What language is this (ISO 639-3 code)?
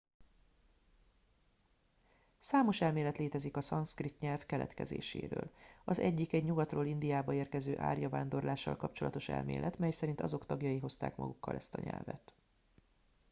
hun